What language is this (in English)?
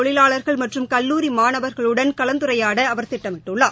Tamil